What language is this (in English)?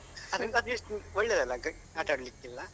Kannada